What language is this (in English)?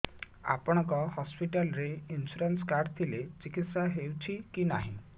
Odia